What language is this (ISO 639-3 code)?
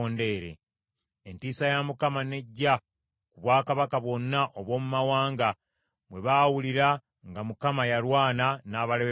lug